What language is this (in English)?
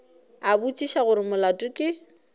Northern Sotho